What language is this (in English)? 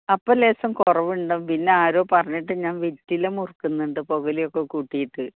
Malayalam